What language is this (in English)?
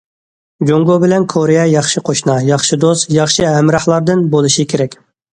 Uyghur